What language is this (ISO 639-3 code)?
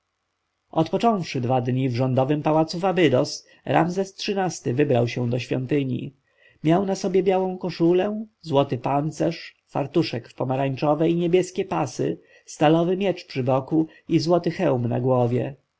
pol